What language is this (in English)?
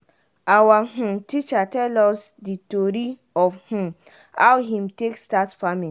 Nigerian Pidgin